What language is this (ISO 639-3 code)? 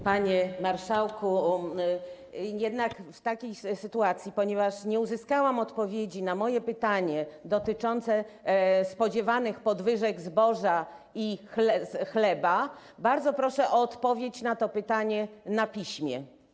pol